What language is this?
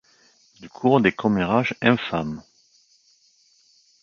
French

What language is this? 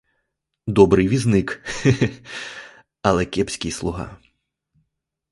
Ukrainian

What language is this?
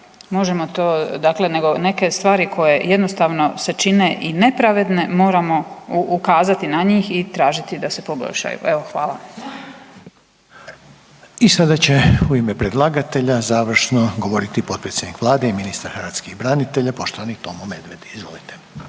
Croatian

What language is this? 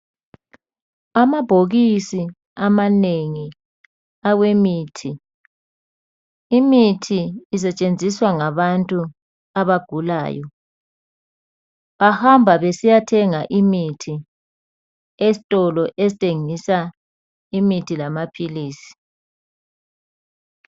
North Ndebele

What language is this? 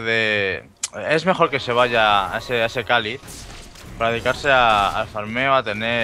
Spanish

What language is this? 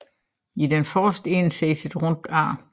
Danish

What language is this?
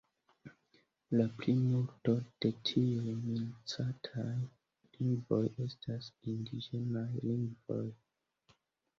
Esperanto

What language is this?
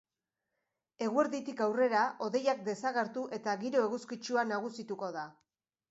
Basque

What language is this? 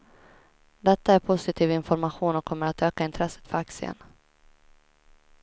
Swedish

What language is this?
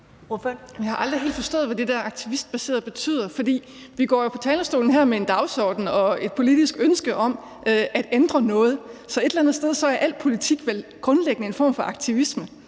Danish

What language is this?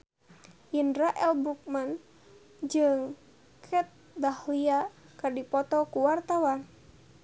Sundanese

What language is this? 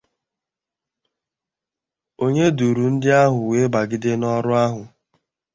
Igbo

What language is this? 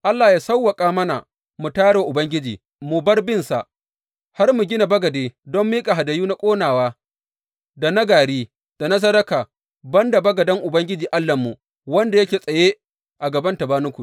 Hausa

